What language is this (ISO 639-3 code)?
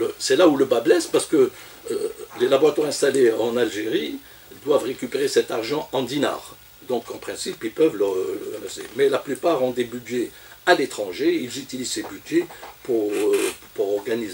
fra